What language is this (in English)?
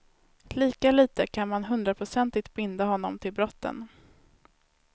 Swedish